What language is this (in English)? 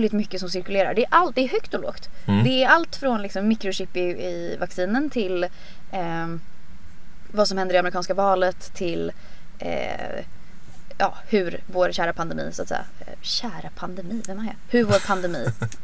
Swedish